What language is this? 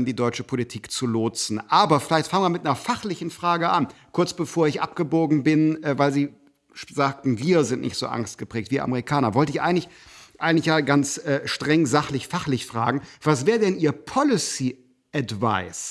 German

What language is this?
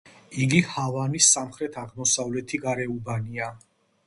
Georgian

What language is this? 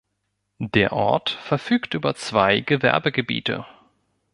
German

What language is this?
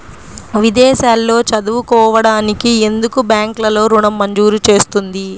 Telugu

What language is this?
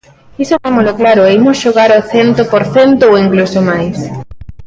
Galician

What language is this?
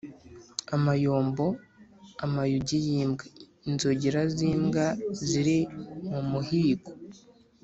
Kinyarwanda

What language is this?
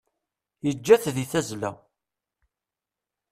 Kabyle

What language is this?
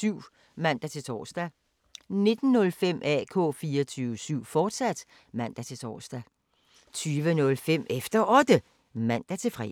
Danish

